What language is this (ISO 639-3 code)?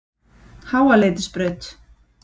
isl